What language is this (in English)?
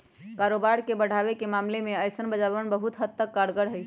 Magahi